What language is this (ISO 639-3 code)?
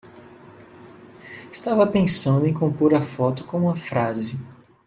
por